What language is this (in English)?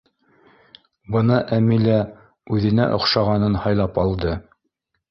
Bashkir